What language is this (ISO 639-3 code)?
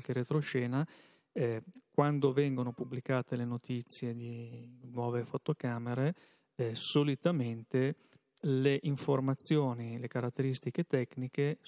ita